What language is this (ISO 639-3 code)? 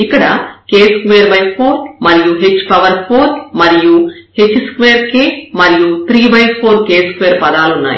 tel